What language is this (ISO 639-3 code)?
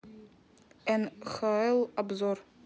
rus